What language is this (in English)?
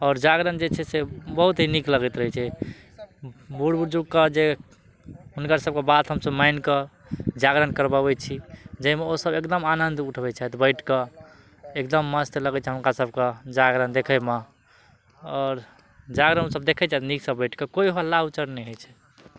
Maithili